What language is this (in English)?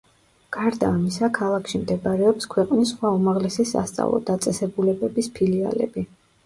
Georgian